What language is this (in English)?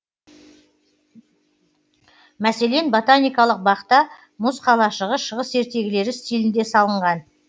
Kazakh